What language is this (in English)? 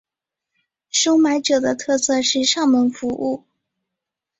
Chinese